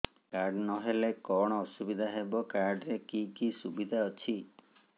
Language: Odia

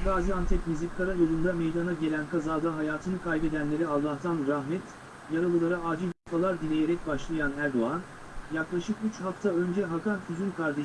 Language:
Turkish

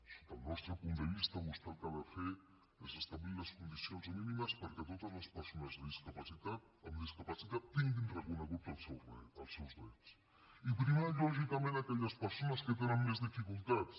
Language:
Catalan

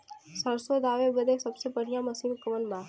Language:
Bhojpuri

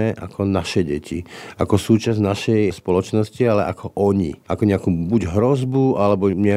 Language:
Slovak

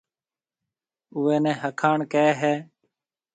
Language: Marwari (Pakistan)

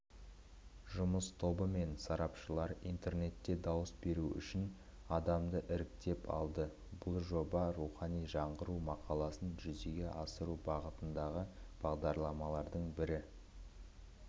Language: Kazakh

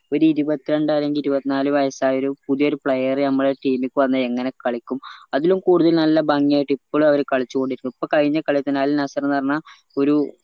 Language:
Malayalam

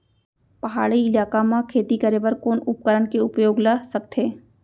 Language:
Chhattisgarhi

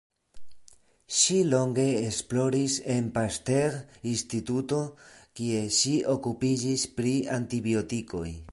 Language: Esperanto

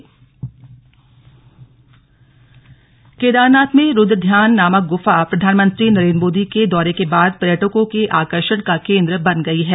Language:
Hindi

